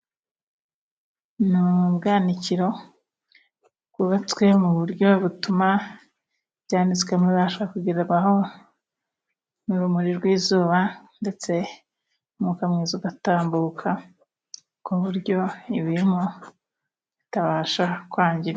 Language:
Kinyarwanda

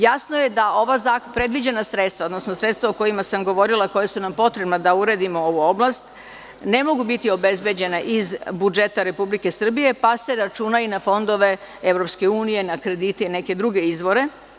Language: Serbian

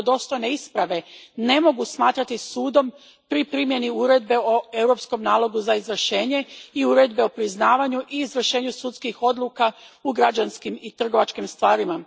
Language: Croatian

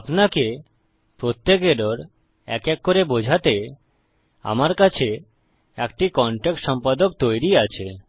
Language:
Bangla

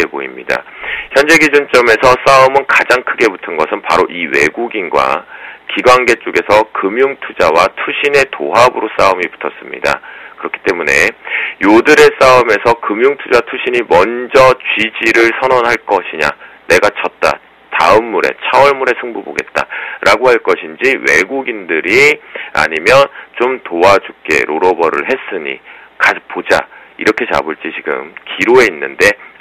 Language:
Korean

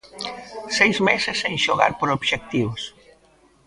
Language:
Galician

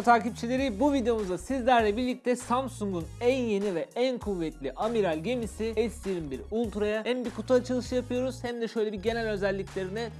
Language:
Turkish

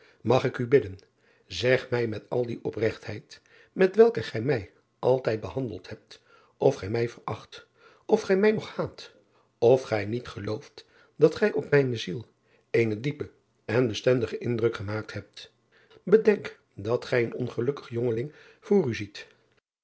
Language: Dutch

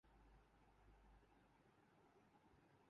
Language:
Urdu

